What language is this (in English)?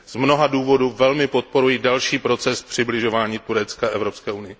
Czech